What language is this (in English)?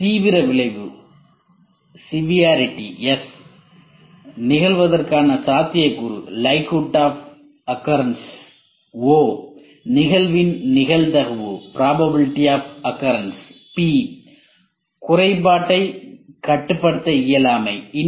Tamil